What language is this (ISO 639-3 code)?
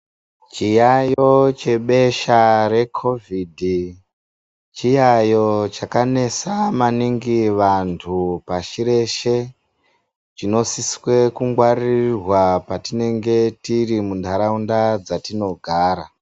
ndc